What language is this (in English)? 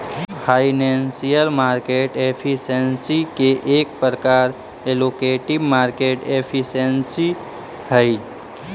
Magahi